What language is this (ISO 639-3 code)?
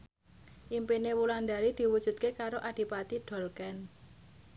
jav